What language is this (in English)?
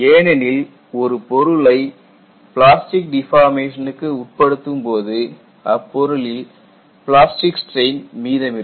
Tamil